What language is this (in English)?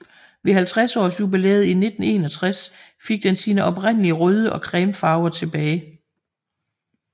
Danish